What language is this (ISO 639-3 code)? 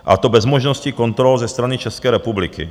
ces